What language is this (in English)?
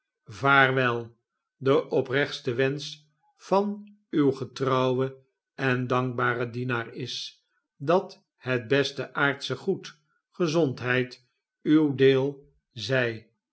Dutch